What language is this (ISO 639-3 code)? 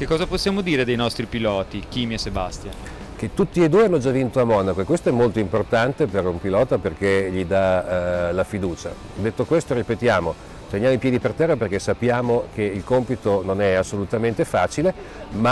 ita